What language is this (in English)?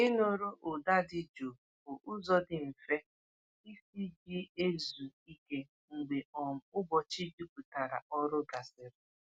Igbo